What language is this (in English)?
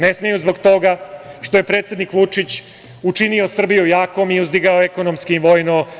Serbian